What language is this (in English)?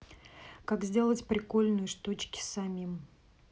Russian